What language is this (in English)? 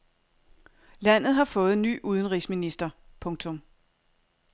Danish